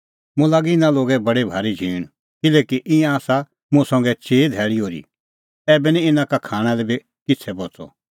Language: Kullu Pahari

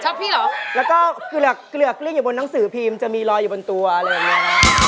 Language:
Thai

